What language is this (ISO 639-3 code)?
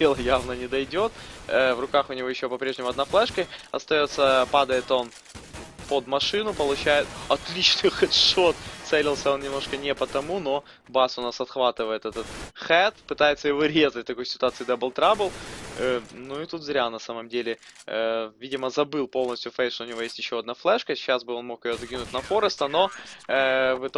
rus